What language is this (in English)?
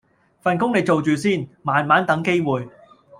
Cantonese